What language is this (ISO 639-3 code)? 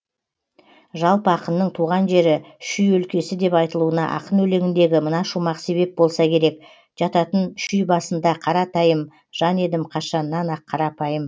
kaz